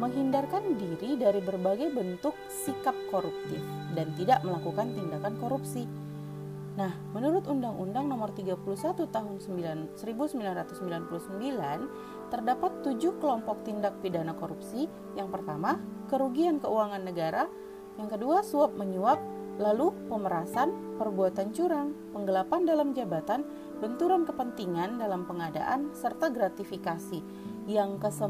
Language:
Indonesian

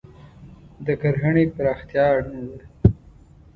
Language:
Pashto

